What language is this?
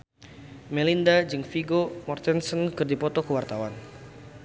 Sundanese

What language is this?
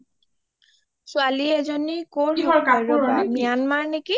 Assamese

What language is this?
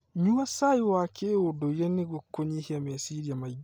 Kikuyu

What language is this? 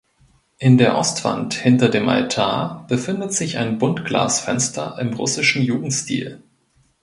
German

